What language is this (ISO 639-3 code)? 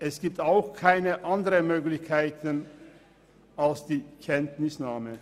gsw